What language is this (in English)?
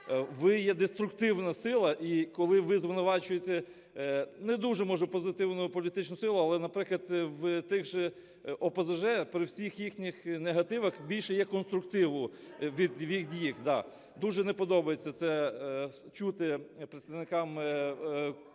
Ukrainian